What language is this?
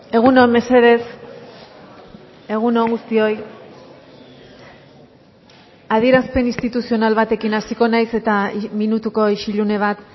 Basque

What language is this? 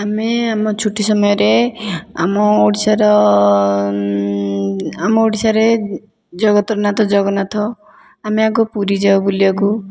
Odia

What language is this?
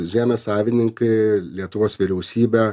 Lithuanian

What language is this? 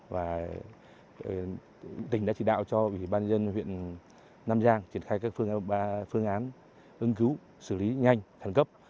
Vietnamese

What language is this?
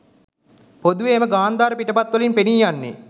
Sinhala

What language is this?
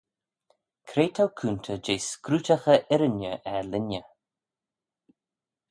Manx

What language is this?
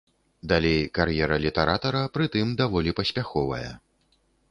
Belarusian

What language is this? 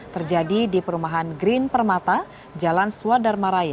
Indonesian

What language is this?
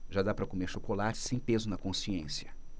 Portuguese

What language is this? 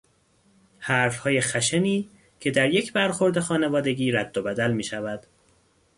Persian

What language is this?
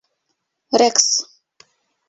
Bashkir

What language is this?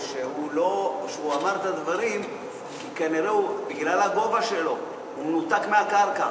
Hebrew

